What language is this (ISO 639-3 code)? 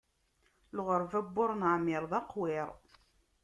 kab